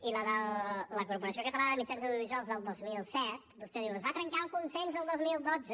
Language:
Catalan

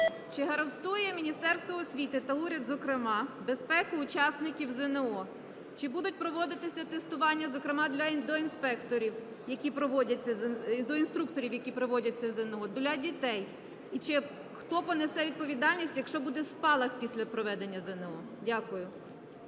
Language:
Ukrainian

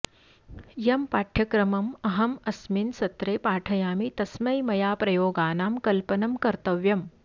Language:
Sanskrit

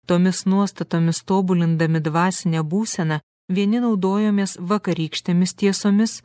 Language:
Lithuanian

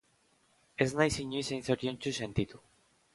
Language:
Basque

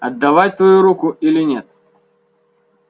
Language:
Russian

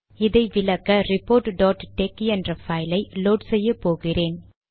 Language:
Tamil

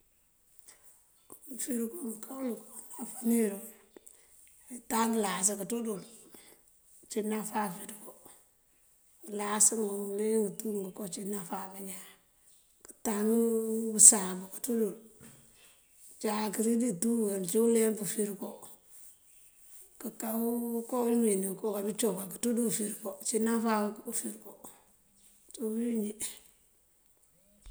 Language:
Mandjak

